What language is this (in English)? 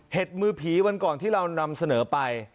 Thai